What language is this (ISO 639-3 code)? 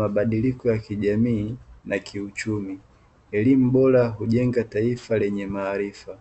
swa